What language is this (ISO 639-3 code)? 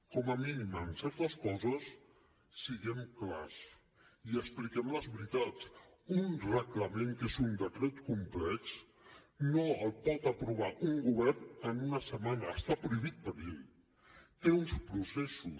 cat